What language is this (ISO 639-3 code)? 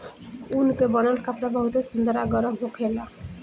bho